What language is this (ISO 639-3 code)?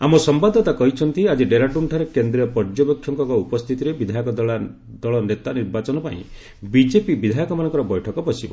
ori